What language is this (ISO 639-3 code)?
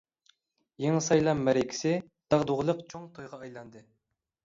uig